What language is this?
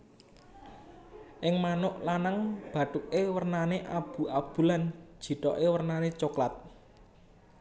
Javanese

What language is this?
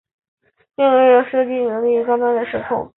Chinese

